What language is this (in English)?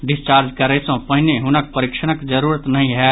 Maithili